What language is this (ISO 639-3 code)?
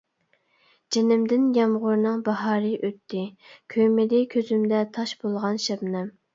uig